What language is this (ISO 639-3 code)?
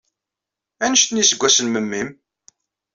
kab